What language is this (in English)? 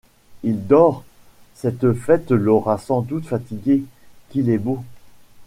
French